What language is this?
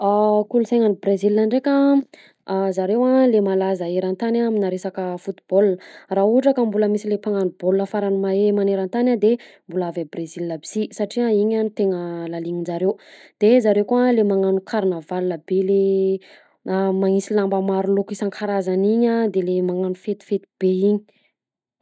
Southern Betsimisaraka Malagasy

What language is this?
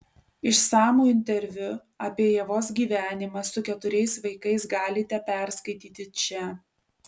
Lithuanian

